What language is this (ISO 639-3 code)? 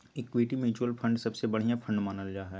mag